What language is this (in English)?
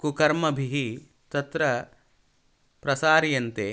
Sanskrit